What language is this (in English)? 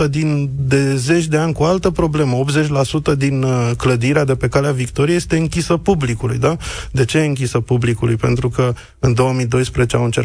Romanian